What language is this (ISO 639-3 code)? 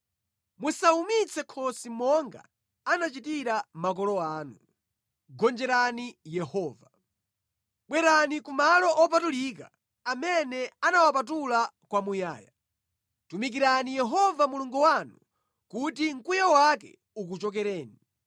nya